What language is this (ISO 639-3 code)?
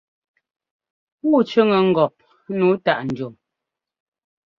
jgo